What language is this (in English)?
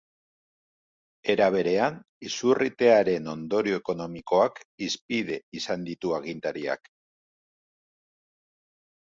Basque